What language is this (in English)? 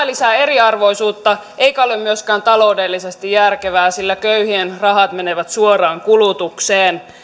Finnish